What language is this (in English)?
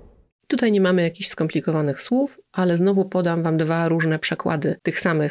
Polish